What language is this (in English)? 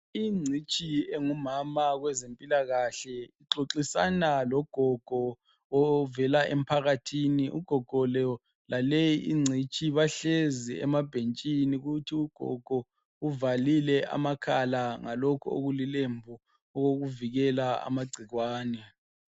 North Ndebele